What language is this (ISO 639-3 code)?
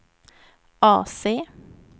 swe